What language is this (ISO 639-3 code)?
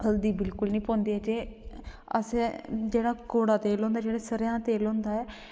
doi